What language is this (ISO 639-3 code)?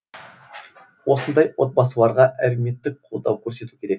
kaz